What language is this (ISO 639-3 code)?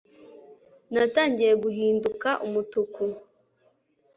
kin